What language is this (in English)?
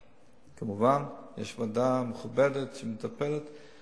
Hebrew